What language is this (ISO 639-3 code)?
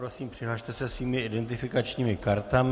ces